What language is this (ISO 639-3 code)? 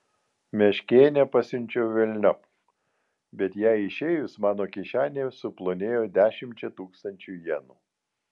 lit